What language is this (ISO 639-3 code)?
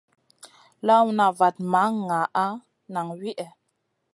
mcn